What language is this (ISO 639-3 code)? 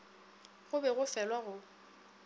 nso